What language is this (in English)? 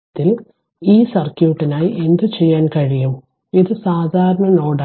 Malayalam